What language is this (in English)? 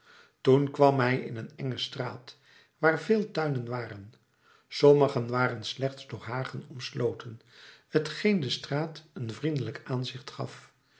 Dutch